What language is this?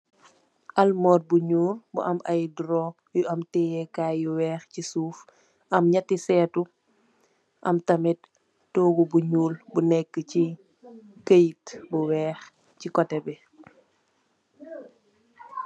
Wolof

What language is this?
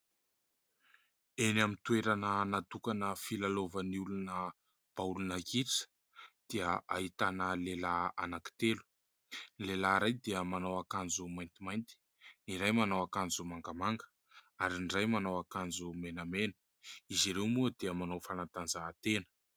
Malagasy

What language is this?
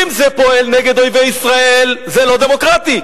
Hebrew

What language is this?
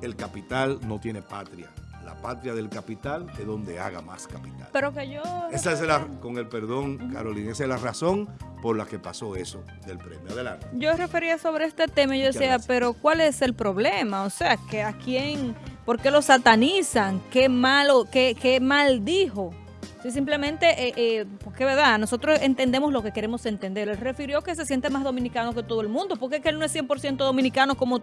Spanish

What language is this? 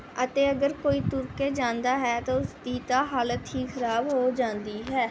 Punjabi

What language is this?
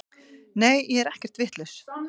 Icelandic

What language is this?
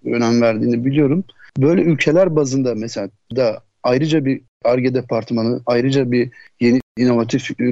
Turkish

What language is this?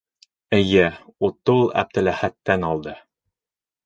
Bashkir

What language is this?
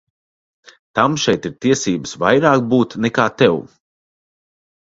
Latvian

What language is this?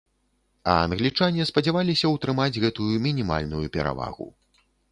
Belarusian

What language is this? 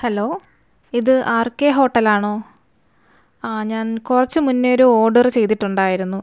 Malayalam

